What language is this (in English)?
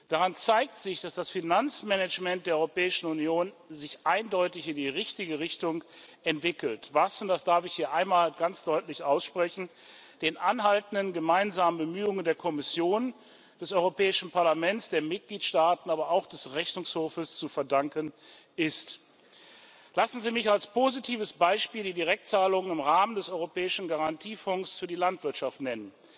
German